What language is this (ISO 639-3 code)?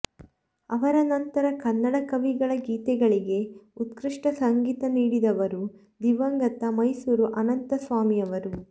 kan